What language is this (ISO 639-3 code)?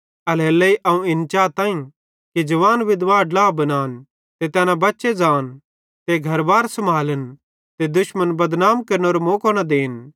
bhd